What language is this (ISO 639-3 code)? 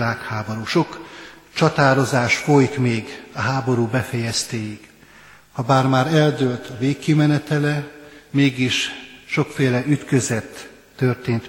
hun